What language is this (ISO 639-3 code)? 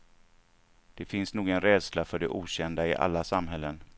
swe